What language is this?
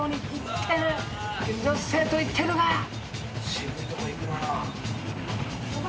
Japanese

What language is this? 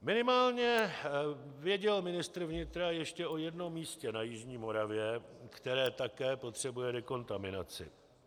Czech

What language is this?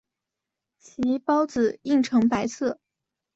Chinese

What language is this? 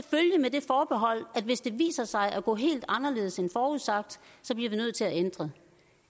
Danish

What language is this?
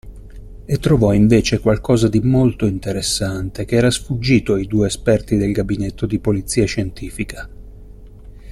Italian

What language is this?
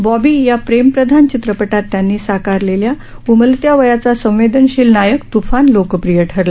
Marathi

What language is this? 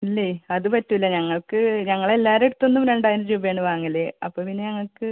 Malayalam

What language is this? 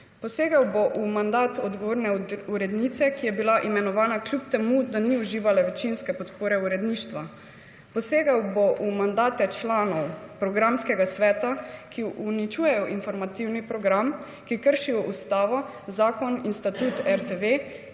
Slovenian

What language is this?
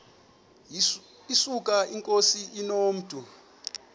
Xhosa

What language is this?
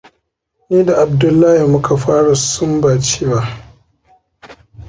Hausa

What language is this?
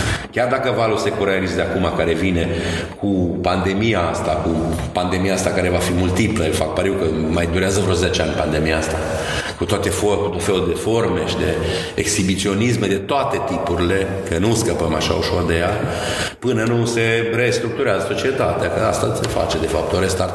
Romanian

